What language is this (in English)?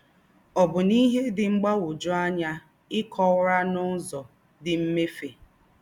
Igbo